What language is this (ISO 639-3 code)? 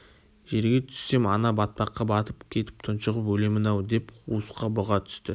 kaz